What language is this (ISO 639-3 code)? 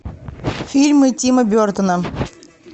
rus